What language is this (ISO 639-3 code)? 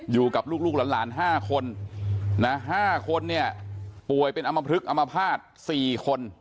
tha